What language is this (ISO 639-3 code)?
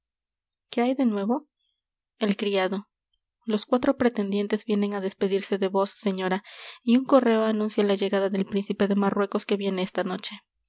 spa